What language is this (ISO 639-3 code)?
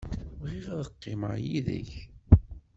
kab